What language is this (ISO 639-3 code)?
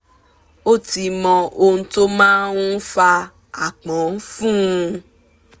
yor